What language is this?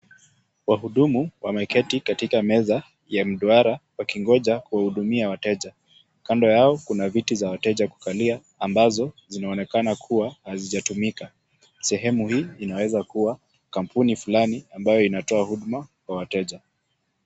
Swahili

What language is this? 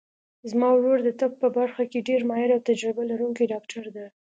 Pashto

